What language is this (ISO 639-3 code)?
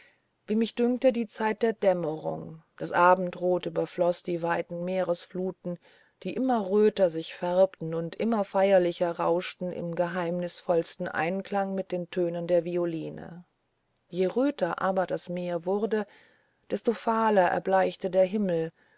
deu